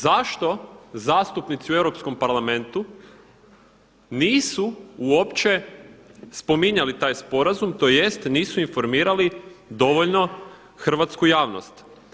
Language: Croatian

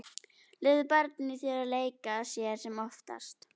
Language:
Icelandic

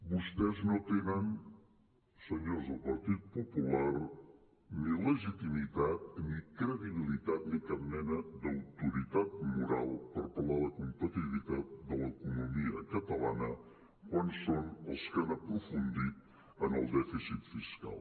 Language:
Catalan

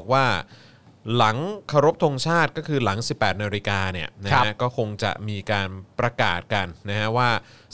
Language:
Thai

